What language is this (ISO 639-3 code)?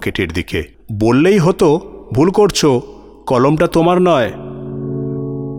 ben